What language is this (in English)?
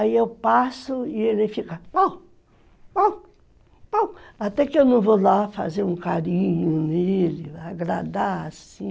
Portuguese